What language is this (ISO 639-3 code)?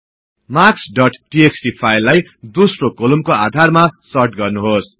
nep